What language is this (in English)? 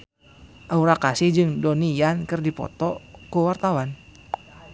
Sundanese